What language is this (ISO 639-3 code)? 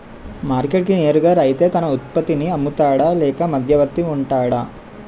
tel